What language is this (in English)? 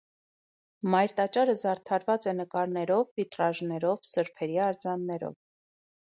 Armenian